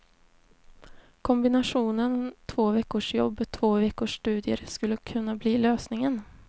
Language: Swedish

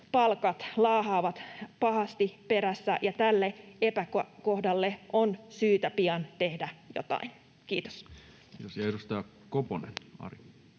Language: Finnish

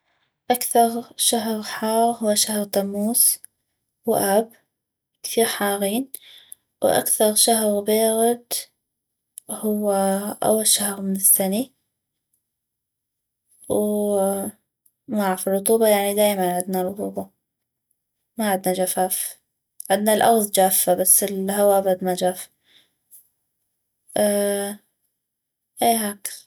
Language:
North Mesopotamian Arabic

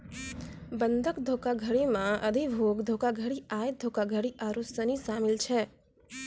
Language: Maithili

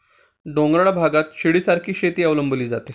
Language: Marathi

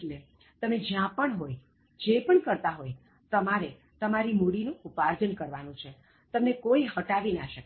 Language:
Gujarati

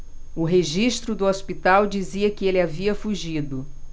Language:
Portuguese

